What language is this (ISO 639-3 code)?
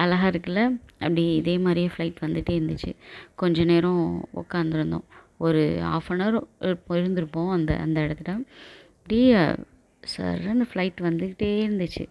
tam